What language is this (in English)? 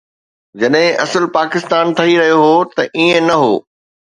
Sindhi